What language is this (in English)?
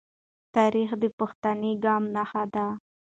Pashto